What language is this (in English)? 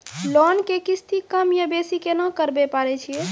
Maithili